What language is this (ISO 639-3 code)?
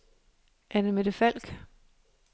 dan